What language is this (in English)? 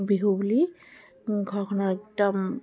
Assamese